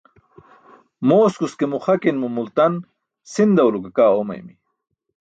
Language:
Burushaski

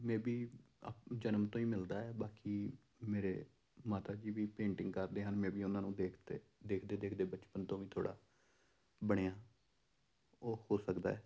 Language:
Punjabi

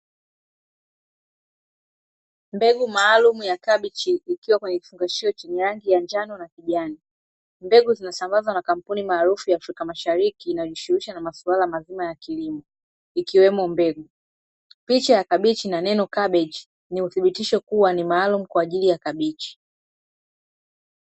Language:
Swahili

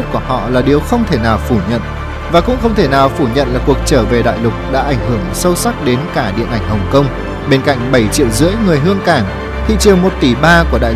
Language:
Vietnamese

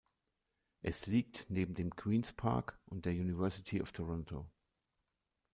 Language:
German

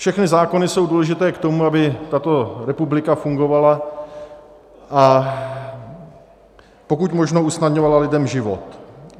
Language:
Czech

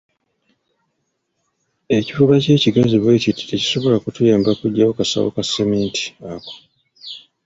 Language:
Ganda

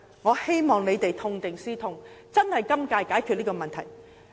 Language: Cantonese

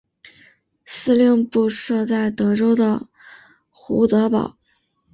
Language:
Chinese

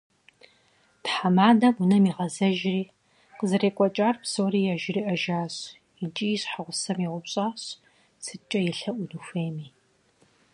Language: Kabardian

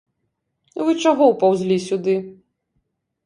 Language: Belarusian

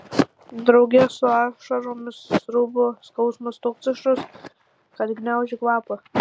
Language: Lithuanian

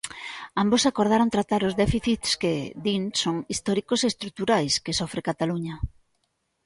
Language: Galician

